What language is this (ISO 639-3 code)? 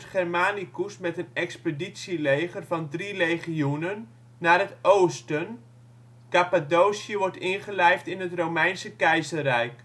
nld